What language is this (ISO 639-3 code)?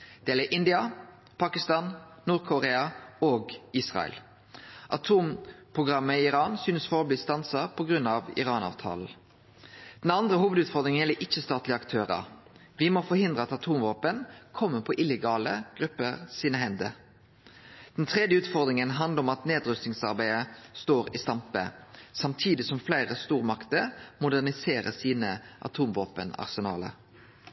nno